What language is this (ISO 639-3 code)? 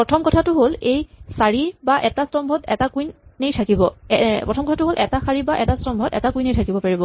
asm